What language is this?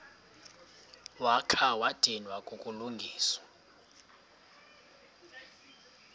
Xhosa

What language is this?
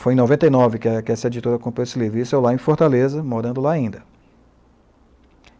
Portuguese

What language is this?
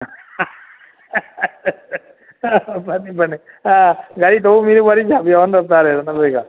Manipuri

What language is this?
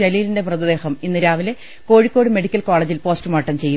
Malayalam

